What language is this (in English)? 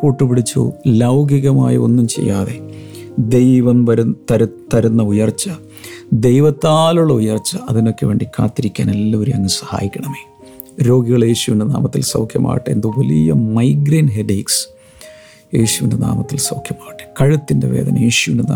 Malayalam